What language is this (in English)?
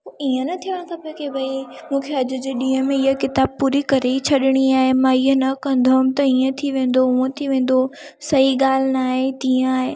Sindhi